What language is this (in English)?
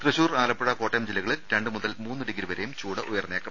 Malayalam